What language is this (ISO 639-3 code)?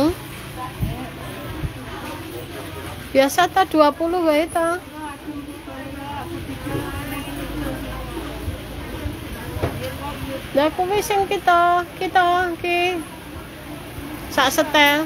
ind